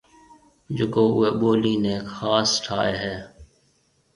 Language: Marwari (Pakistan)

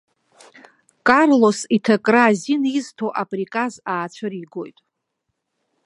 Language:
Abkhazian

